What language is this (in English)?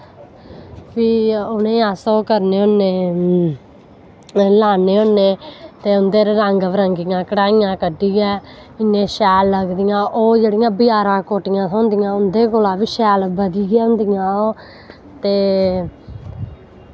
Dogri